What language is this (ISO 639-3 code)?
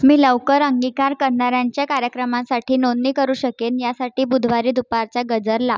mar